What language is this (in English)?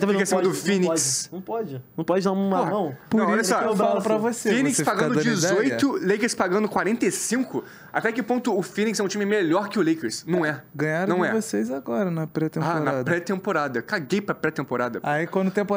Portuguese